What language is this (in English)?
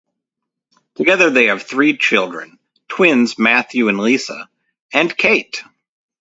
English